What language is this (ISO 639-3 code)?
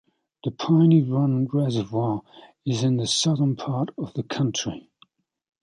eng